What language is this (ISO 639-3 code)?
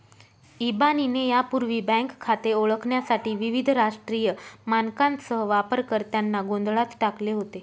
mar